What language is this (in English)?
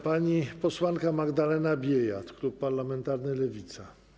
Polish